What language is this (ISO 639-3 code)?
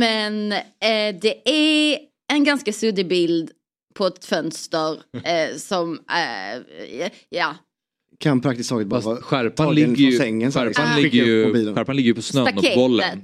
swe